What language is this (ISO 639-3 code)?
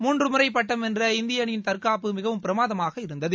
tam